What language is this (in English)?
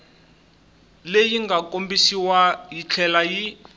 Tsonga